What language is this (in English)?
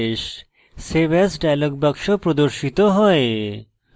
Bangla